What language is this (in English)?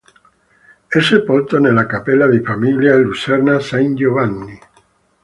Italian